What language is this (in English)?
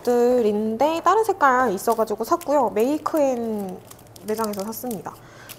Korean